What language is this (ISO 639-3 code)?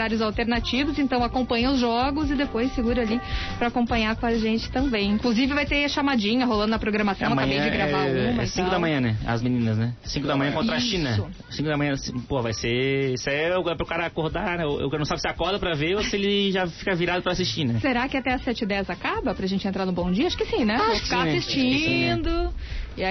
por